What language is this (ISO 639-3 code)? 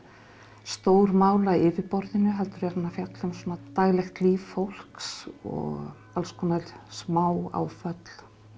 isl